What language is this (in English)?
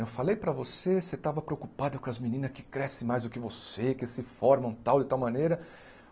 Portuguese